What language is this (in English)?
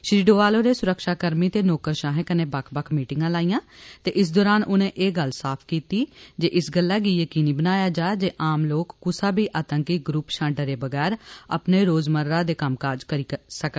Dogri